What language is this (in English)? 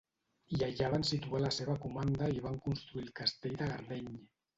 Catalan